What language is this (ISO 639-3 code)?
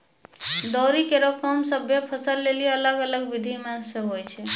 mai